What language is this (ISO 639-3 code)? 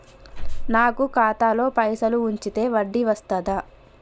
tel